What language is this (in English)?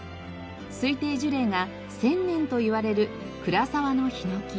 Japanese